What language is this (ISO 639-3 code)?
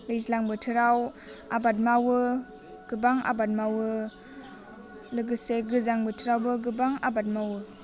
brx